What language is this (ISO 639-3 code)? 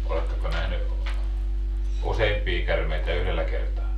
fin